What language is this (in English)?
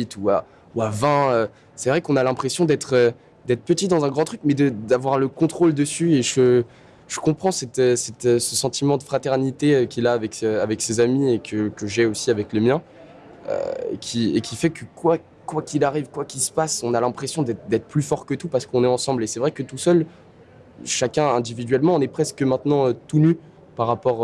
French